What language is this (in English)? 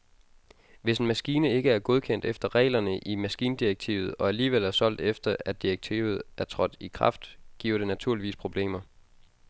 Danish